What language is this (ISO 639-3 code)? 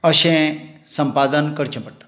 kok